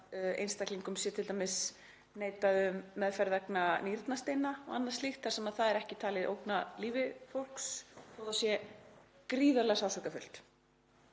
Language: Icelandic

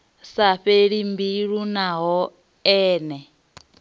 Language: Venda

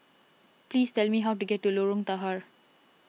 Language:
English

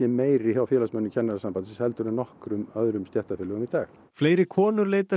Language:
Icelandic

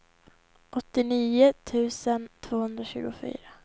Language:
Swedish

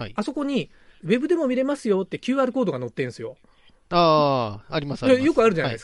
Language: Japanese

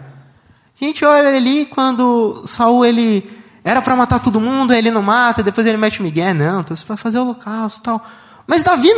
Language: Portuguese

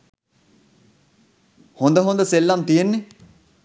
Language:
Sinhala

